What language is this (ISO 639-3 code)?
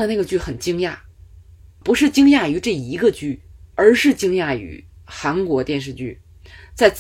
zho